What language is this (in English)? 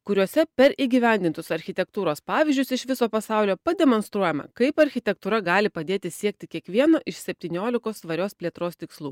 Lithuanian